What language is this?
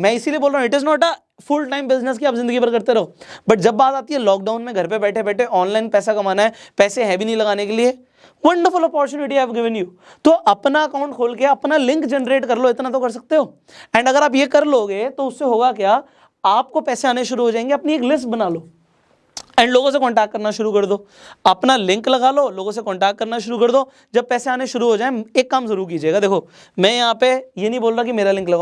Hindi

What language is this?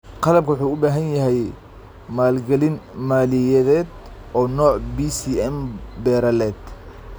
Somali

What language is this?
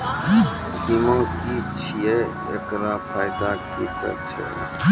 Maithili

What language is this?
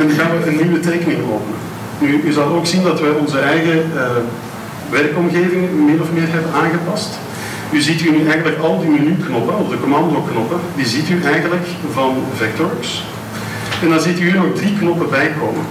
Dutch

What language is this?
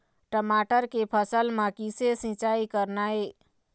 Chhattisgarhi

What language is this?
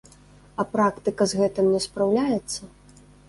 Belarusian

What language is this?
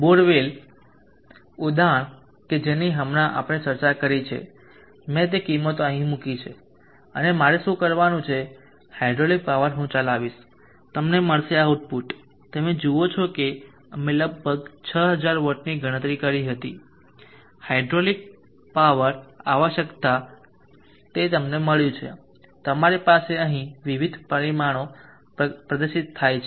Gujarati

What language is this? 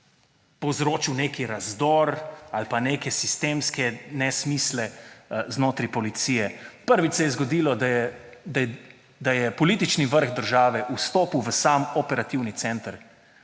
Slovenian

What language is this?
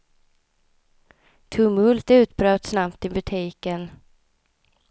Swedish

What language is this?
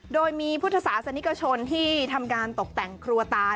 Thai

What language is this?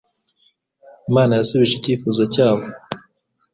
Kinyarwanda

